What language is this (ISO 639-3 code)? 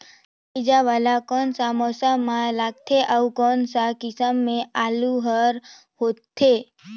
hne